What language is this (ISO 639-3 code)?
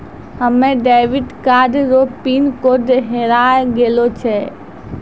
mai